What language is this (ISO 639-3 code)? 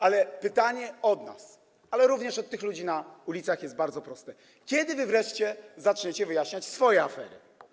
pol